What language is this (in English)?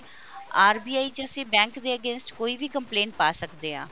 Punjabi